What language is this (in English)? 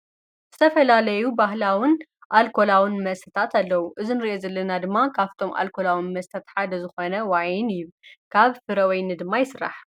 Tigrinya